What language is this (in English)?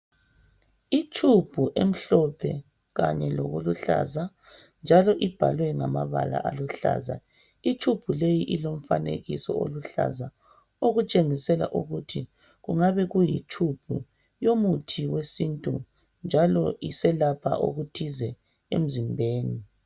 North Ndebele